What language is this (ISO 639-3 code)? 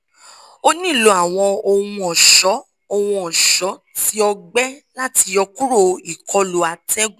yor